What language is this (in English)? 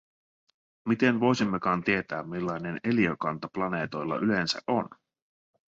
Finnish